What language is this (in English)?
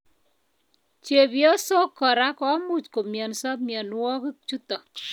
Kalenjin